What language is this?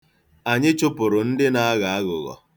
Igbo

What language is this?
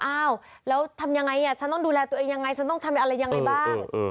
Thai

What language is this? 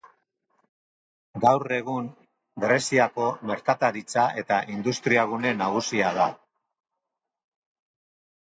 Basque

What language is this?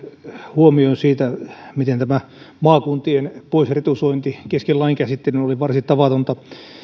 Finnish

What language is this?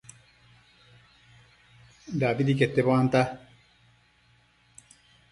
Matsés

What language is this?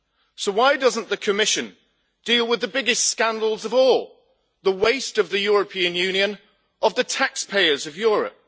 English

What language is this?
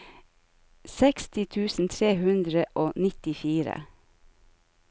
Norwegian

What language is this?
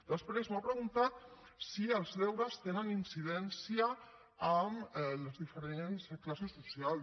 Catalan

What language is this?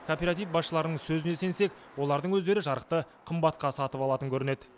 Kazakh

